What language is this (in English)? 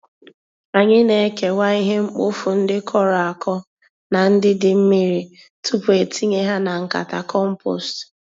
Igbo